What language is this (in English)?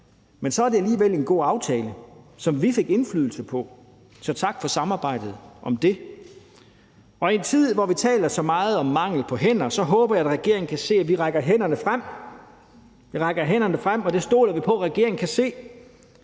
Danish